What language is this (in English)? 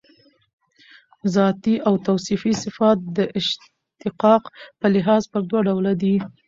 Pashto